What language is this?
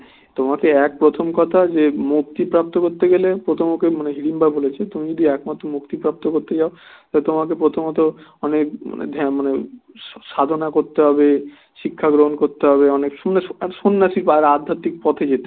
Bangla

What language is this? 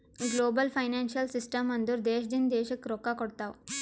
Kannada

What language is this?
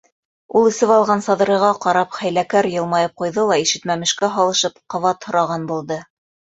Bashkir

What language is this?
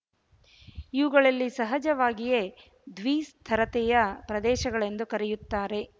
Kannada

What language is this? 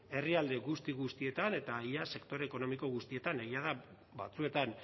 Basque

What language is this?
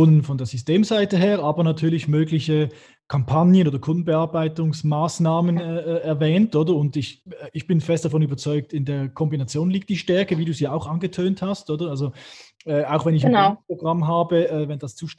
German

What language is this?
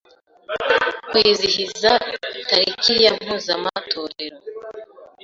Kinyarwanda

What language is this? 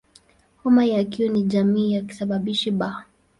Swahili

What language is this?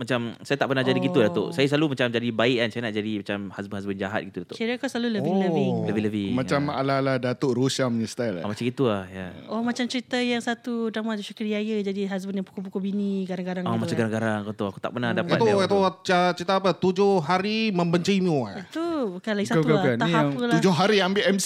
Malay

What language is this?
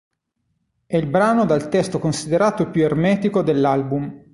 Italian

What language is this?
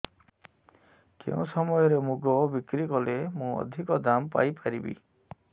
Odia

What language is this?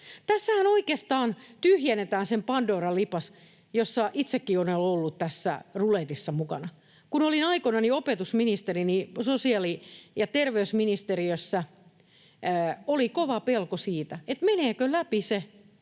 Finnish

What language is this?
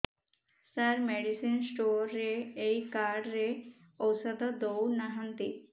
Odia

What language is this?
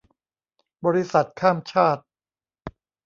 Thai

